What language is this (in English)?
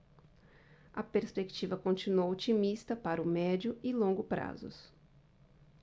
Portuguese